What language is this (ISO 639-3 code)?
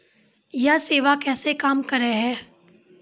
mai